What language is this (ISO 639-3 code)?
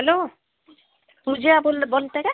mar